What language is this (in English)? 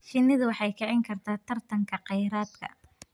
Somali